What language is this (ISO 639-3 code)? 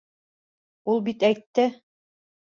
bak